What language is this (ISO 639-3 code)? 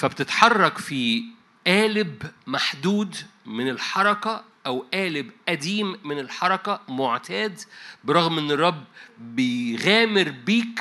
ara